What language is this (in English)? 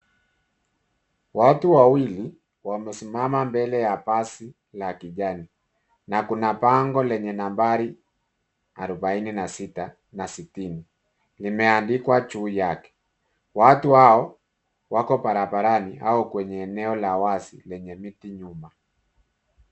Swahili